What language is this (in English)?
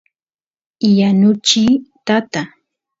Santiago del Estero Quichua